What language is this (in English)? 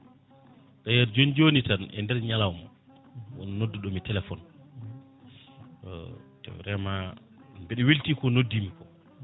Fula